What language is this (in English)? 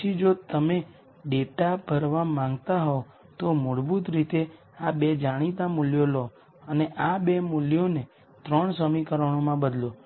Gujarati